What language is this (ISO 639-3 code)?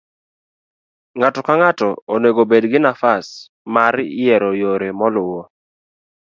luo